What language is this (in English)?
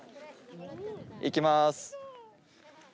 Japanese